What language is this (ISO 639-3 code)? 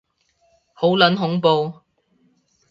yue